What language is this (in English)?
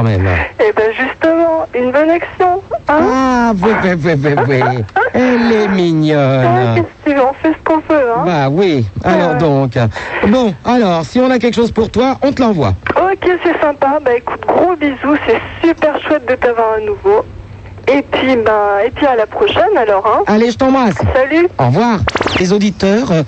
French